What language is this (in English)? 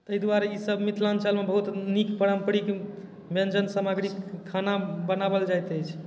Maithili